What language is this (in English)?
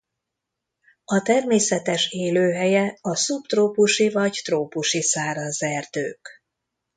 Hungarian